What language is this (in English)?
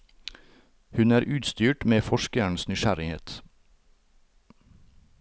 Norwegian